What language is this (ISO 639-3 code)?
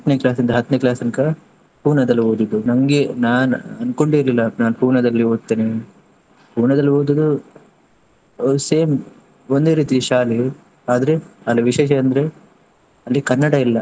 kan